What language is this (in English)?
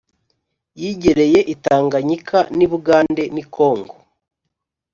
Kinyarwanda